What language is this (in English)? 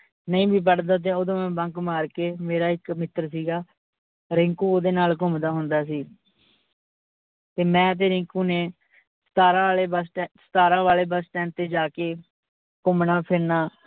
Punjabi